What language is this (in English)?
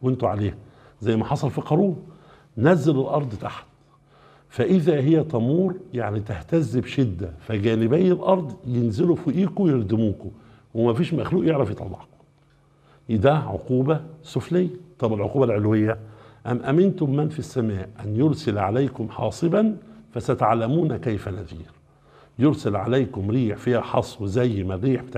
Arabic